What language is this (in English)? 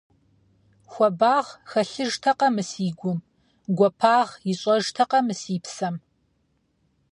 Kabardian